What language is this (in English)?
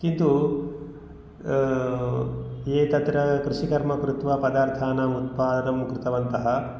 Sanskrit